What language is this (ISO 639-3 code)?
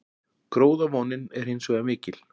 isl